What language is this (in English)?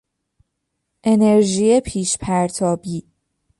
Persian